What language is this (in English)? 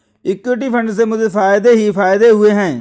Hindi